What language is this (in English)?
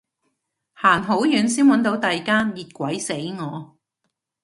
Cantonese